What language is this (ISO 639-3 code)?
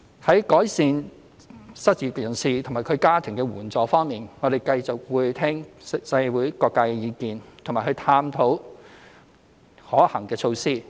yue